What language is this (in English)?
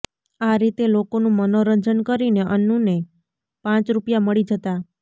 Gujarati